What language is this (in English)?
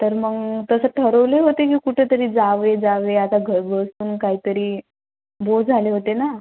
Marathi